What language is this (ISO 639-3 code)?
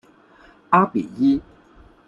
zho